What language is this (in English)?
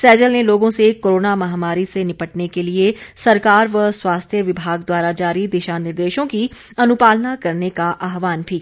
Hindi